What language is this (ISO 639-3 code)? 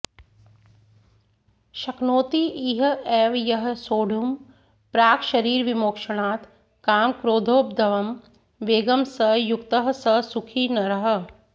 san